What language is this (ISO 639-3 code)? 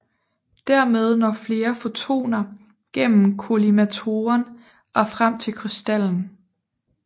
dan